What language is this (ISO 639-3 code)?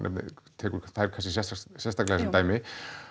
isl